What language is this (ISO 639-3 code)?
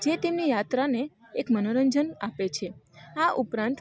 guj